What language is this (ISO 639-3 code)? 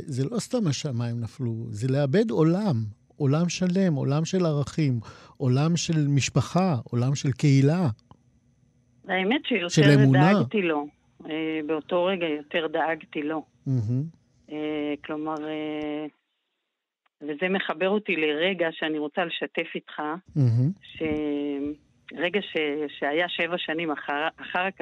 heb